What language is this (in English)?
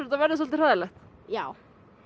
Icelandic